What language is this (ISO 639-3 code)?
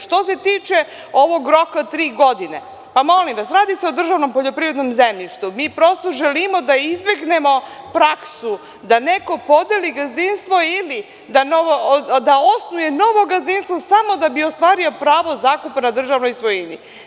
srp